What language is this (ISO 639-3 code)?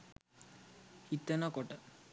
sin